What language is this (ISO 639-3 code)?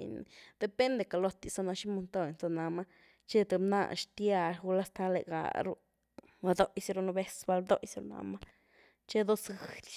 ztu